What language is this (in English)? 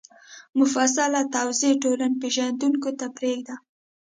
Pashto